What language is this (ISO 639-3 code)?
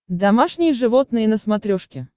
rus